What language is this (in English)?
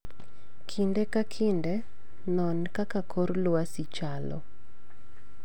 Luo (Kenya and Tanzania)